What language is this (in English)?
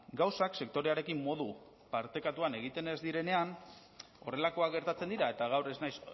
Basque